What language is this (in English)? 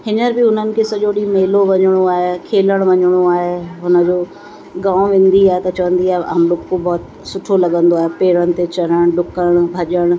Sindhi